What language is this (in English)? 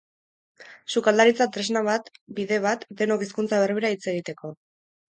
Basque